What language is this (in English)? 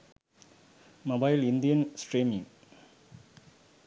Sinhala